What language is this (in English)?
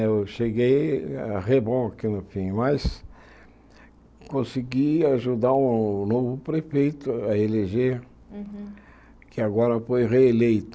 Portuguese